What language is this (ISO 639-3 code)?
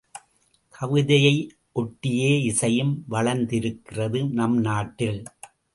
tam